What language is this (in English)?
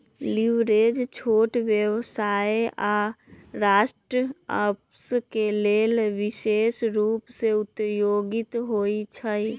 Magahi